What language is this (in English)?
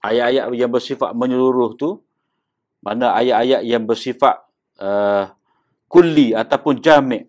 Malay